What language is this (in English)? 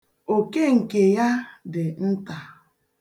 Igbo